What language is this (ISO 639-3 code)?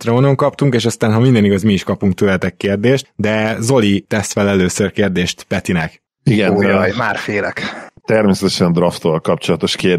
hun